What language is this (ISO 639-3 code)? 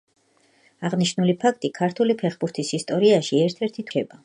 kat